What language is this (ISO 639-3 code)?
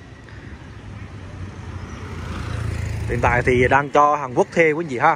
vie